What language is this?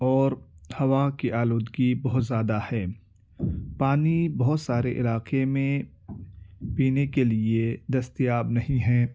Urdu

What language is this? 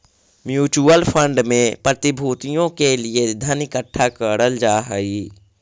Magahi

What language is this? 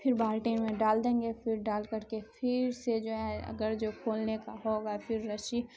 Urdu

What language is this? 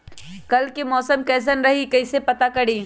Magahi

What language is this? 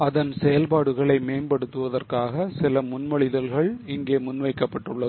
Tamil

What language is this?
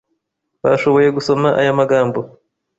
Kinyarwanda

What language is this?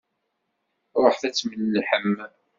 Kabyle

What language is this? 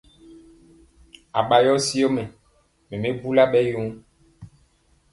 Mpiemo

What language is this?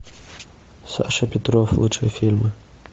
Russian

